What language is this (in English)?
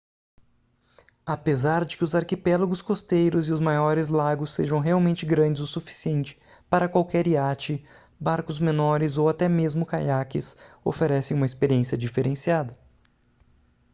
Portuguese